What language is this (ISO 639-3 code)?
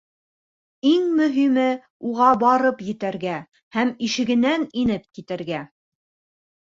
bak